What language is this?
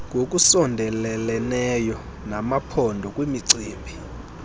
Xhosa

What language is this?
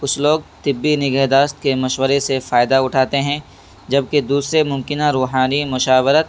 Urdu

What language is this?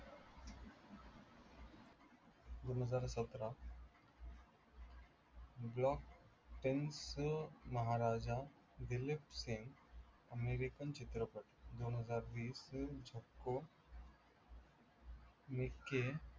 Marathi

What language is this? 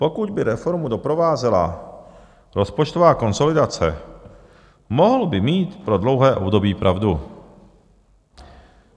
Czech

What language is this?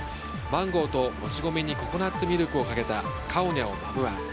Japanese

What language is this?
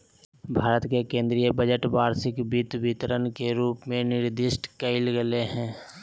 Magahi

